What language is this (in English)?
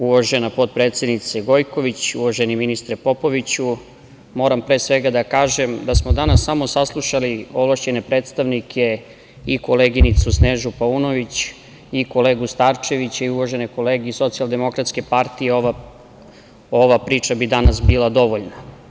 Serbian